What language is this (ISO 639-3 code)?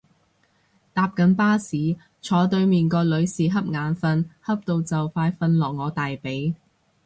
yue